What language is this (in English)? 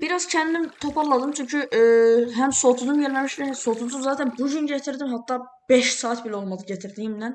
Turkish